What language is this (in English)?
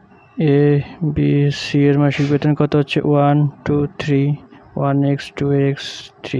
English